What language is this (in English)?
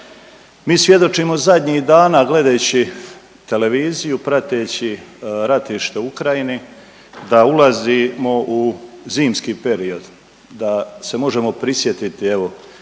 Croatian